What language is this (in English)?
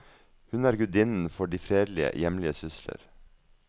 Norwegian